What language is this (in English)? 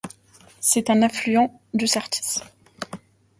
French